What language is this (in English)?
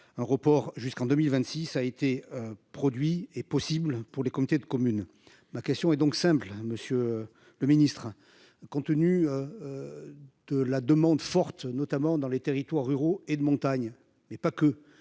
French